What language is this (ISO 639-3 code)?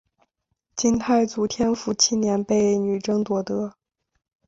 zho